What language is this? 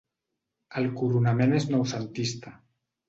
Catalan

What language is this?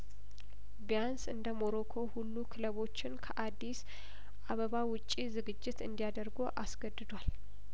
Amharic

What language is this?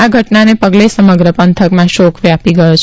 Gujarati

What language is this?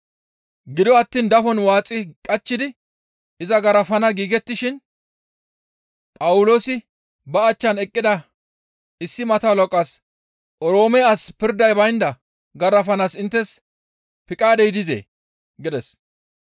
Gamo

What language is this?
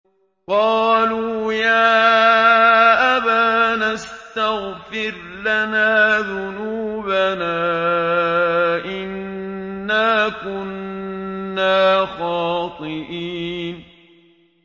Arabic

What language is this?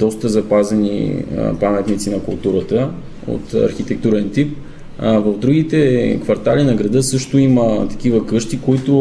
Bulgarian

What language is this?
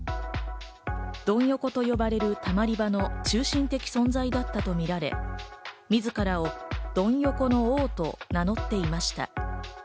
Japanese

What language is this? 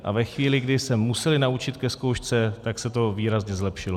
Czech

